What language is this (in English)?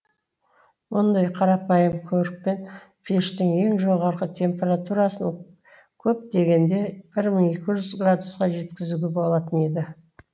Kazakh